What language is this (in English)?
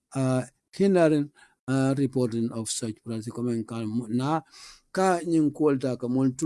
English